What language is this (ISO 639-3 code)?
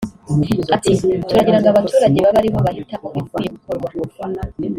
kin